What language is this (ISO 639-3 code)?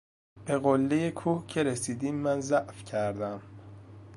fas